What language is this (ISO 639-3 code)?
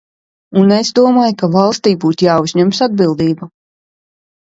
lav